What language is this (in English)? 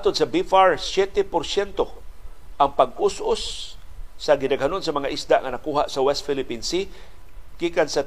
Filipino